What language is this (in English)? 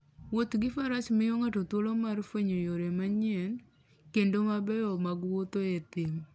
Luo (Kenya and Tanzania)